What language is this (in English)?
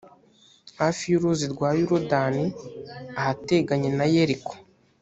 Kinyarwanda